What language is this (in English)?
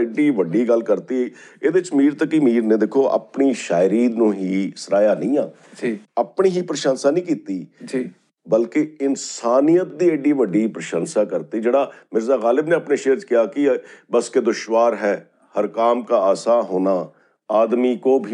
Punjabi